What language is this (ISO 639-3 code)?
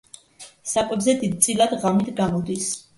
kat